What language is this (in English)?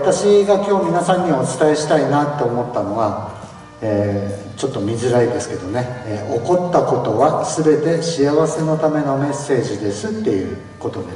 Japanese